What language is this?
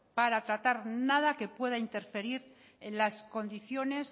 Spanish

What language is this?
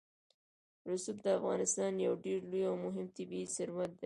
Pashto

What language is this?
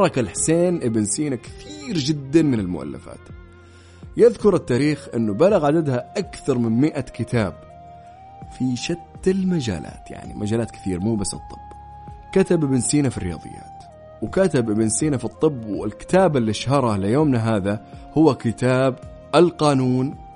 Arabic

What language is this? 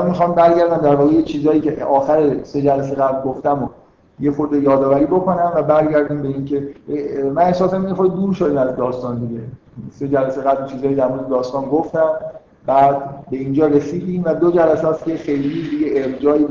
Persian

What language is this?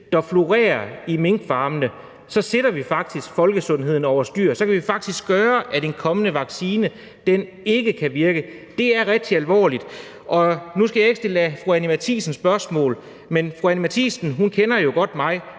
Danish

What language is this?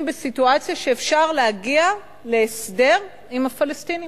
Hebrew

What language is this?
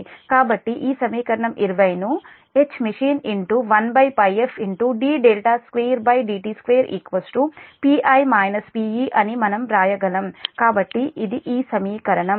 Telugu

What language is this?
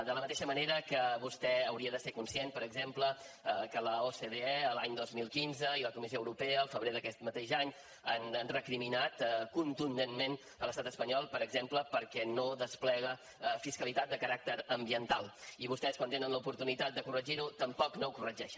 Catalan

